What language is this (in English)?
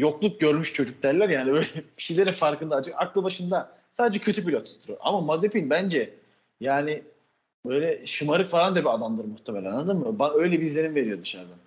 Turkish